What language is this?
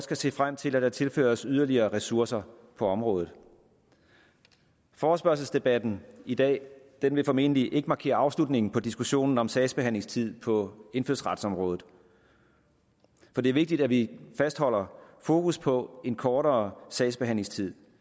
Danish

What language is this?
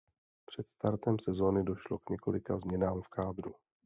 Czech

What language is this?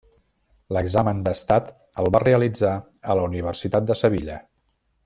Catalan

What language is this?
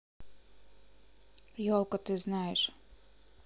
Russian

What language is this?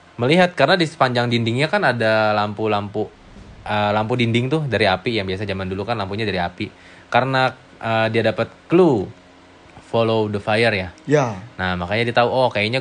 Indonesian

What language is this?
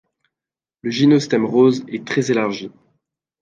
French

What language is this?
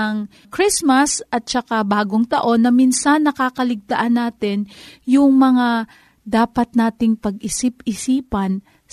Filipino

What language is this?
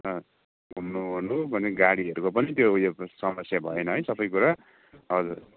Nepali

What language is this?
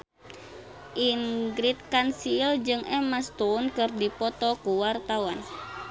Sundanese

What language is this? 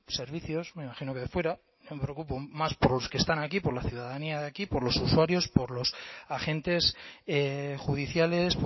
Spanish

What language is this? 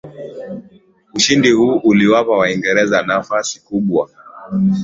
Swahili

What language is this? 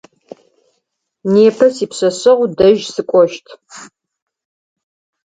Adyghe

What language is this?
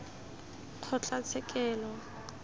Tswana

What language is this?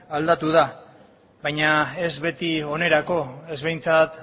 Basque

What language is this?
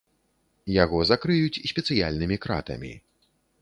Belarusian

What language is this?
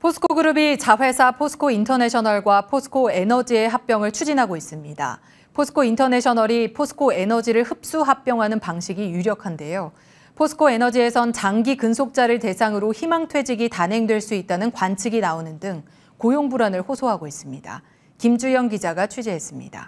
Korean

